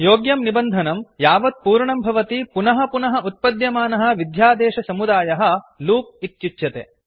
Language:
Sanskrit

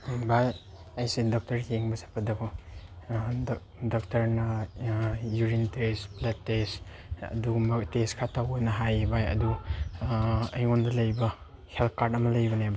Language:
Manipuri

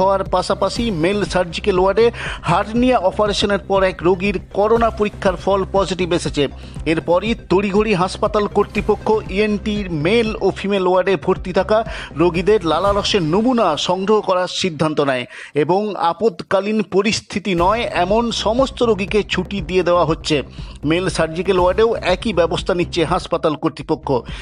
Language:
Bangla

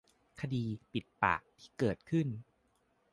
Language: Thai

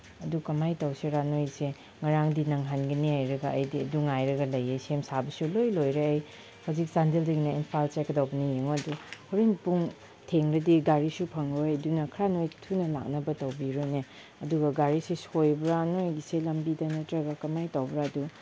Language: Manipuri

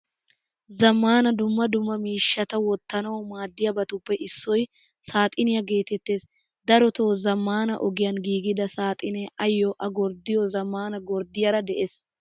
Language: Wolaytta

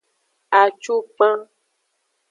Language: Aja (Benin)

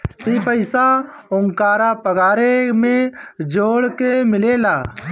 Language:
Bhojpuri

